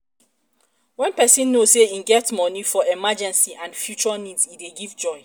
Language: Nigerian Pidgin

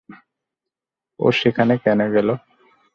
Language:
Bangla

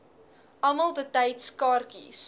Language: Afrikaans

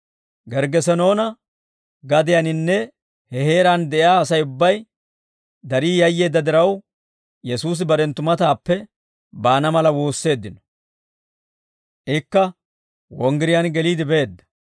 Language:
Dawro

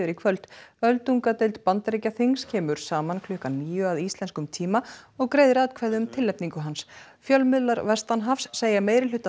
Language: Icelandic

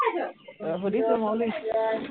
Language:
Assamese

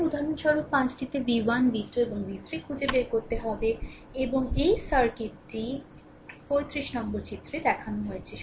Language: Bangla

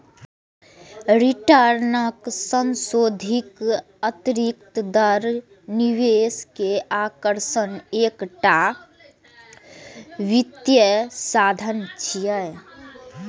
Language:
Maithili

